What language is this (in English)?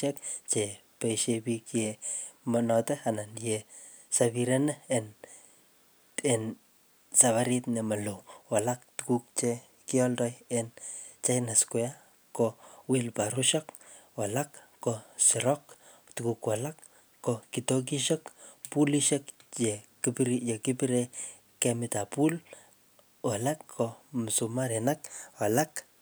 Kalenjin